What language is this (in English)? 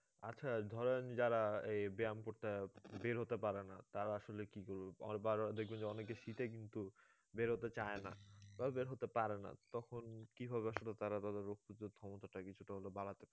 Bangla